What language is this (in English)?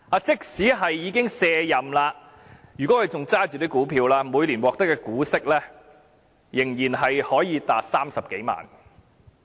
Cantonese